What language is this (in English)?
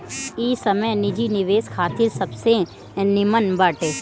Bhojpuri